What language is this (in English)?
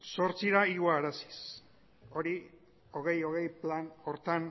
Basque